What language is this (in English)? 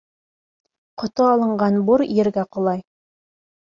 Bashkir